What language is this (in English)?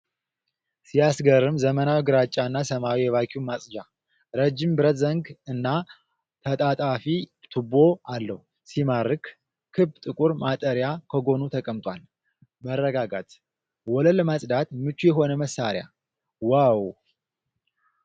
Amharic